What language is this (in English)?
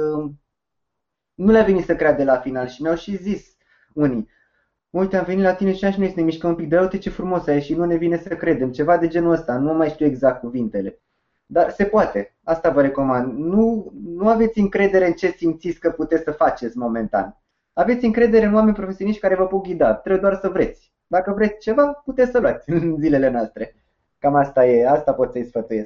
Romanian